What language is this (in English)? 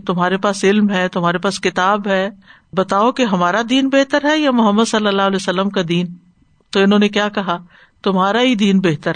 Urdu